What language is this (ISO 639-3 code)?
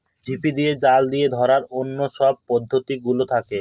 ben